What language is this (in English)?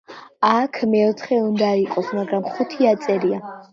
Georgian